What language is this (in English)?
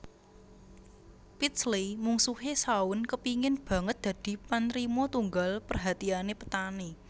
Javanese